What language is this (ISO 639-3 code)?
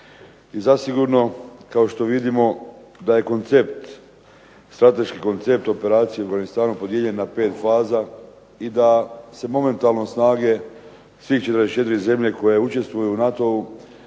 hrv